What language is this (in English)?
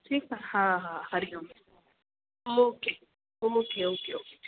Sindhi